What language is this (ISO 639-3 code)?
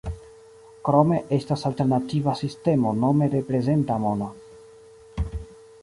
epo